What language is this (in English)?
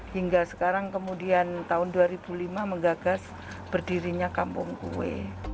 Indonesian